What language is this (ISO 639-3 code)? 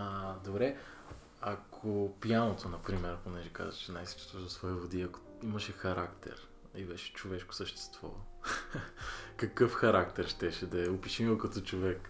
bul